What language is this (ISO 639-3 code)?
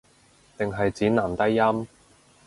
yue